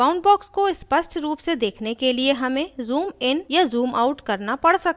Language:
Hindi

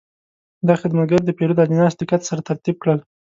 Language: Pashto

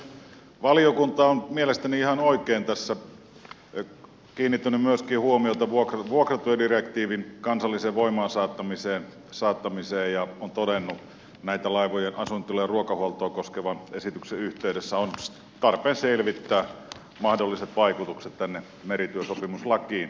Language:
Finnish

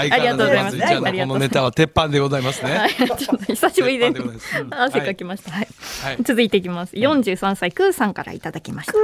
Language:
Japanese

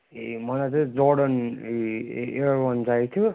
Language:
Nepali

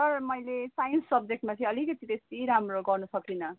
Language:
Nepali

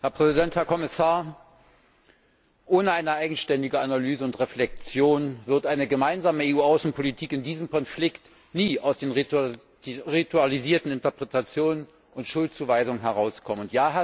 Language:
German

